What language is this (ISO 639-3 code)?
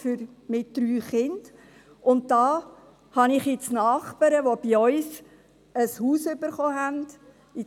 gsw